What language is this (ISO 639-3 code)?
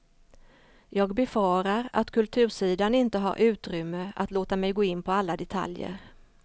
swe